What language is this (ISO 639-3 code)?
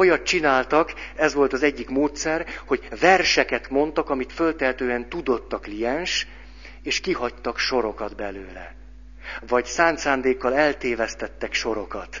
hun